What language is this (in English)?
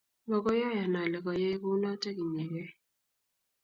Kalenjin